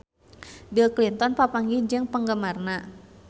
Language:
Sundanese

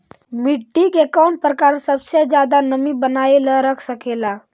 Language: Magahi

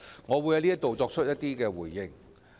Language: Cantonese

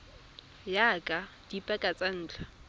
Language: Tswana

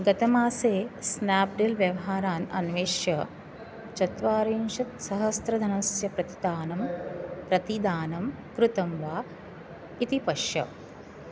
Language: Sanskrit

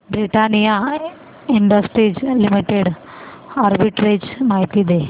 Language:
Marathi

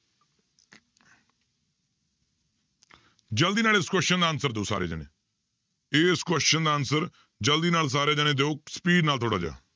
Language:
Punjabi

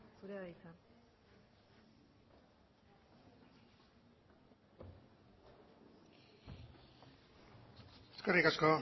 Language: Basque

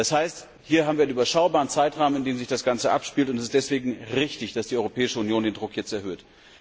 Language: German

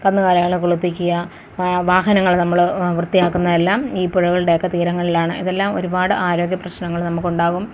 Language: Malayalam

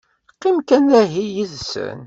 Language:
Kabyle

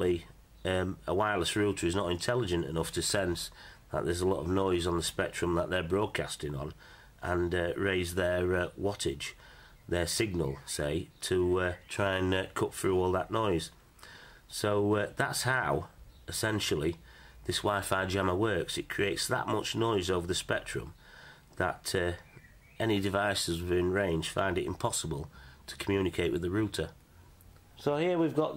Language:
English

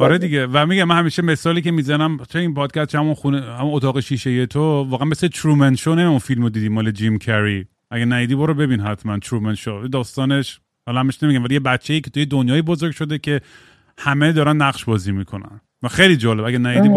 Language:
Persian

